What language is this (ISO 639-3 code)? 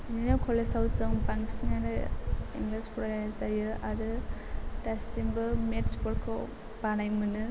brx